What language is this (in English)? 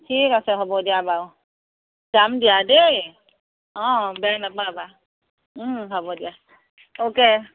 Assamese